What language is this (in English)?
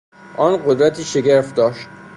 Persian